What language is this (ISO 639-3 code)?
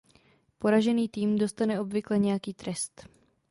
ces